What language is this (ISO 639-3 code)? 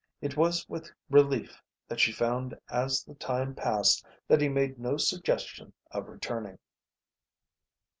eng